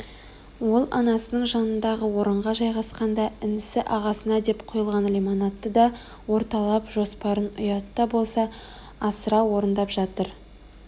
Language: Kazakh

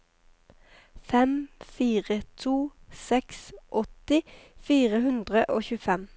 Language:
Norwegian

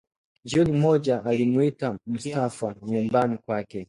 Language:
Swahili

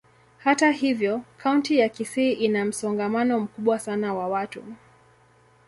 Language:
Swahili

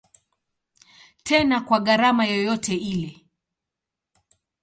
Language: Swahili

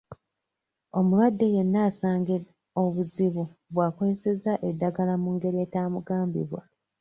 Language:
Ganda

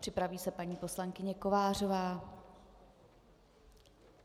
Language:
Czech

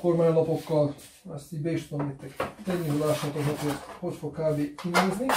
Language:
Hungarian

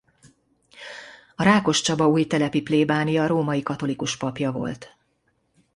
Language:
Hungarian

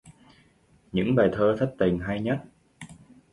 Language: Vietnamese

